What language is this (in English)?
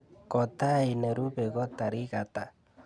Kalenjin